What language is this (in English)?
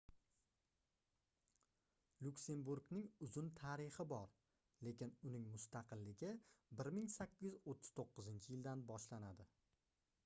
Uzbek